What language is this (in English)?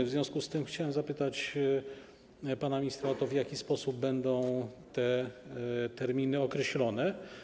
Polish